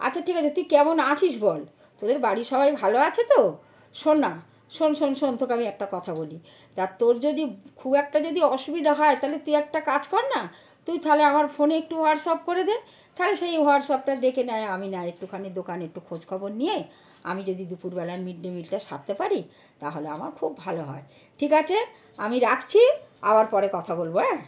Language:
Bangla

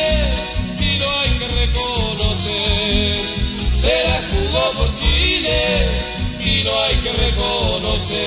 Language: Spanish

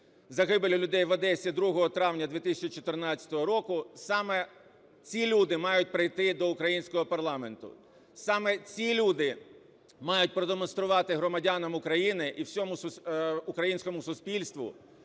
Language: Ukrainian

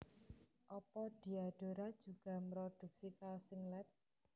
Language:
Javanese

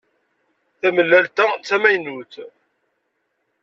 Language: Kabyle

